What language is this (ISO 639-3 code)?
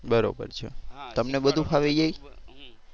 guj